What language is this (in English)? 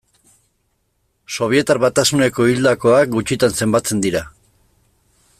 Basque